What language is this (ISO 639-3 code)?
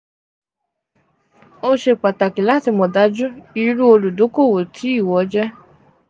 yor